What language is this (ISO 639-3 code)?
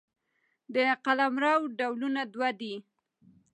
pus